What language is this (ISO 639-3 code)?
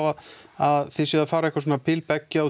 isl